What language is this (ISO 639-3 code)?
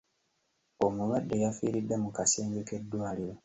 lug